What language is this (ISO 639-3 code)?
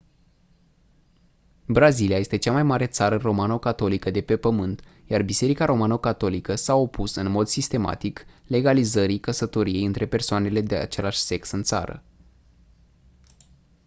ron